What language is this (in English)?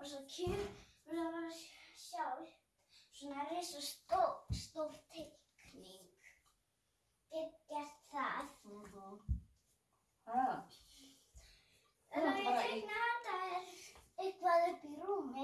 Icelandic